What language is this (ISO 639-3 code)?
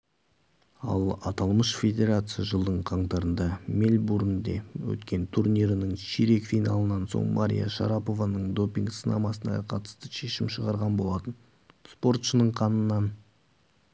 kaz